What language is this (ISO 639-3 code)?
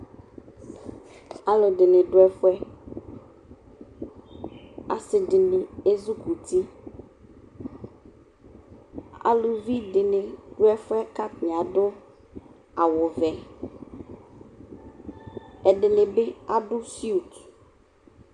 kpo